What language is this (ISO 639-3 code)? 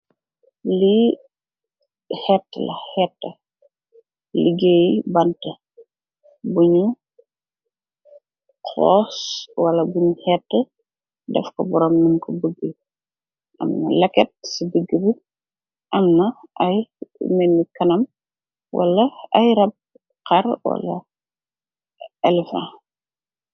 wol